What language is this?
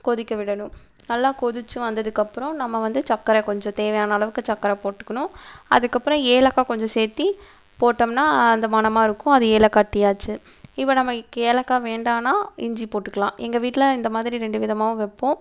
Tamil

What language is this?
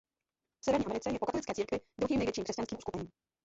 Czech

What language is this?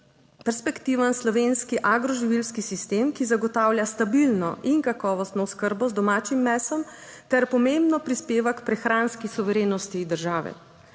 Slovenian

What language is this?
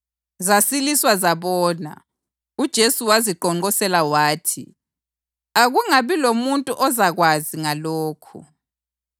North Ndebele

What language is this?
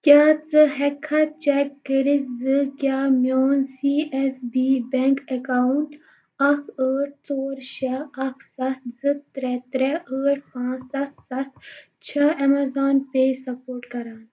Kashmiri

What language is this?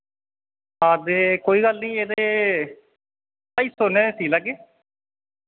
Dogri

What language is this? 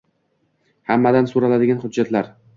Uzbek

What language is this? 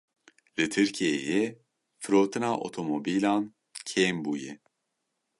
Kurdish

